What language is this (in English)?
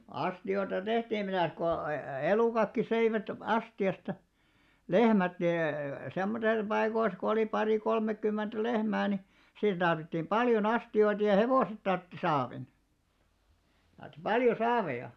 Finnish